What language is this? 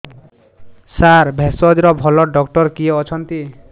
Odia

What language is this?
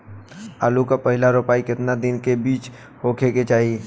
Bhojpuri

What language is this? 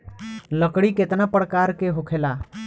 Bhojpuri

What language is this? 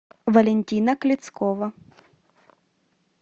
Russian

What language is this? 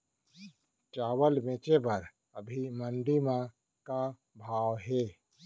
Chhattisgarhi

